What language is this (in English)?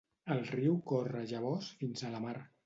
Catalan